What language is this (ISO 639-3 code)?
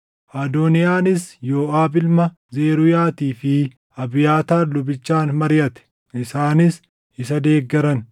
orm